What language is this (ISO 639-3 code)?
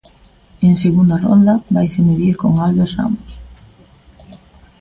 glg